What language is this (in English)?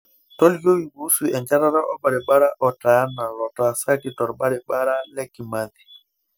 Masai